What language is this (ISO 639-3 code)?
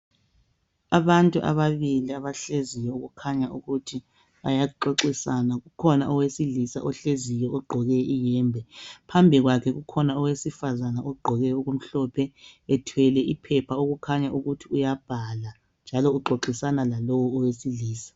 nde